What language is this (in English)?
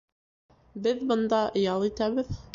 Bashkir